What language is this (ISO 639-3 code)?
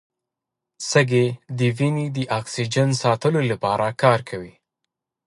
pus